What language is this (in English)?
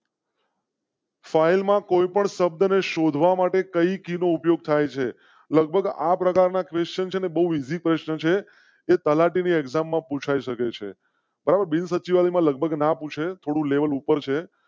Gujarati